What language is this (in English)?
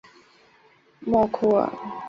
Chinese